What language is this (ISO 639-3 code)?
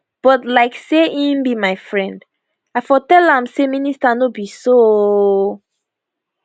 pcm